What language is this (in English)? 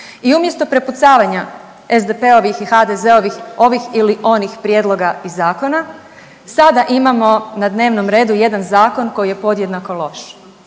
Croatian